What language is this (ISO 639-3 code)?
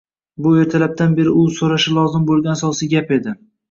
uzb